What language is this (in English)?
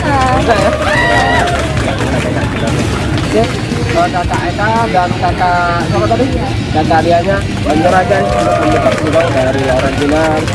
Indonesian